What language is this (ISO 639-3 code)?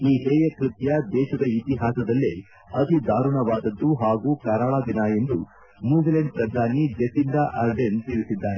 kan